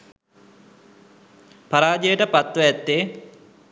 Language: Sinhala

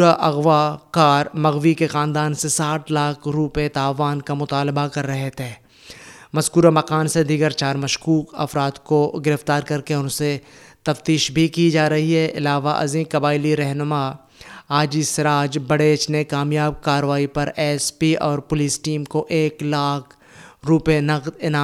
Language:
Urdu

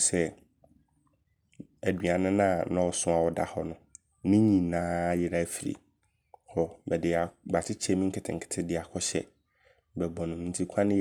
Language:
Abron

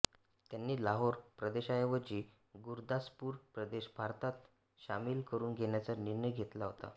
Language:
Marathi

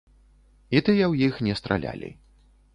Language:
Belarusian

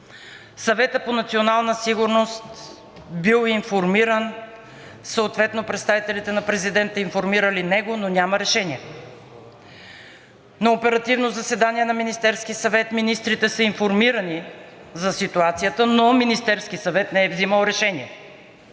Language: Bulgarian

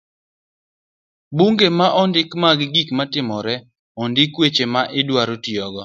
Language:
Luo (Kenya and Tanzania)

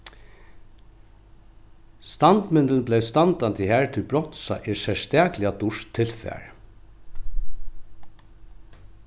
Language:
Faroese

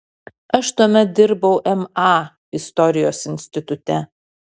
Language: Lithuanian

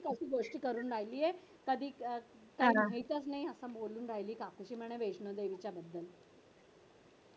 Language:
Marathi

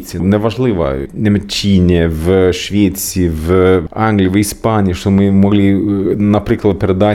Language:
Ukrainian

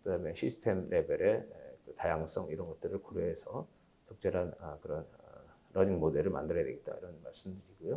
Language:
Korean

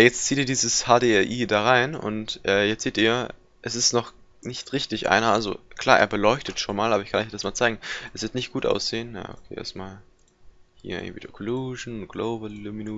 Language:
German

